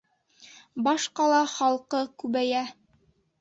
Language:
Bashkir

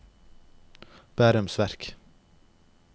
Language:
Norwegian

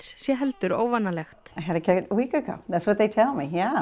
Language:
Icelandic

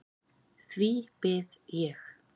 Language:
Icelandic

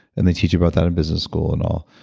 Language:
English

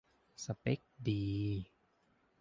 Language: Thai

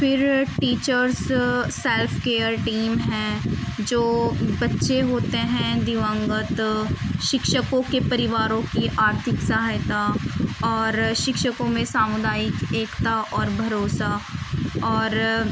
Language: Urdu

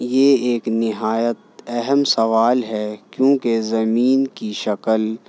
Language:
Urdu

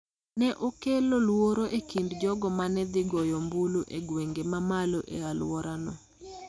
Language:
Luo (Kenya and Tanzania)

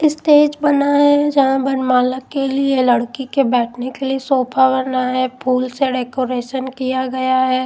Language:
Hindi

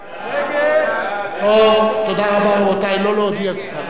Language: Hebrew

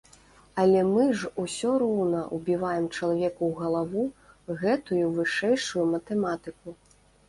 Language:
Belarusian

